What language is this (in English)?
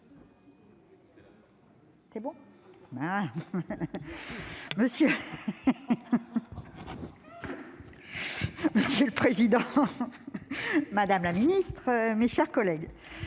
French